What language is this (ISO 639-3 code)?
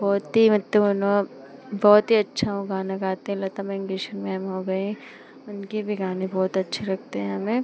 hin